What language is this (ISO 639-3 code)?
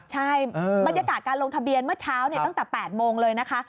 tha